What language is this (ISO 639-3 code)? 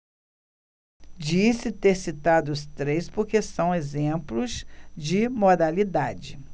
por